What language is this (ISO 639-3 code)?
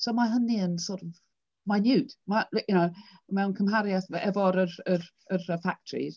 cym